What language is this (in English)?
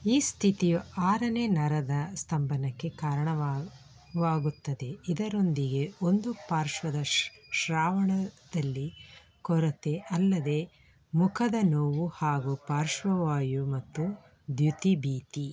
Kannada